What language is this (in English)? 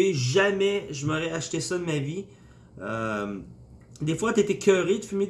French